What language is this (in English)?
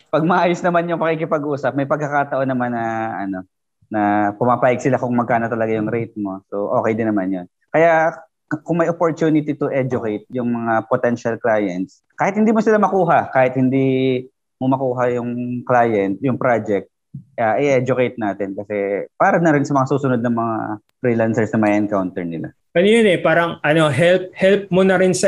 Filipino